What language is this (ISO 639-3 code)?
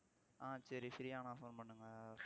tam